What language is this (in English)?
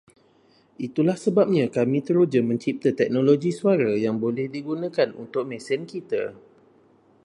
Malay